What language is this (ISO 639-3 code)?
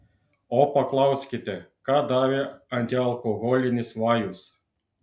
lit